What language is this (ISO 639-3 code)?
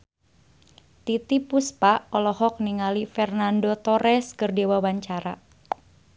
sun